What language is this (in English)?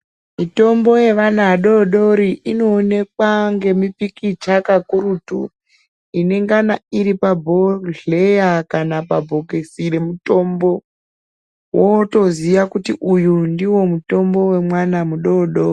Ndau